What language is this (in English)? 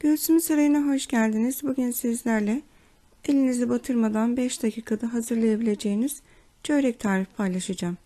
Turkish